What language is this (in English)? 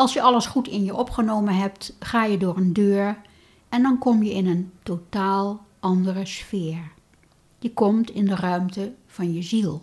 Dutch